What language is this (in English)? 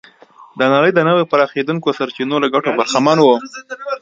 Pashto